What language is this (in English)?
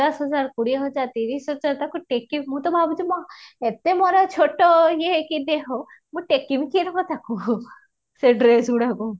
Odia